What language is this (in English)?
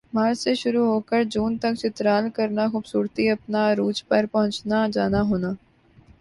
Urdu